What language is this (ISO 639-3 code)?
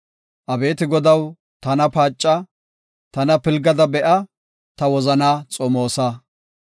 gof